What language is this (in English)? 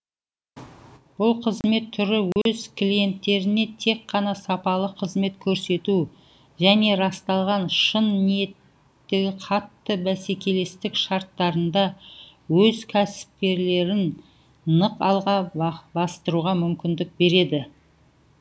Kazakh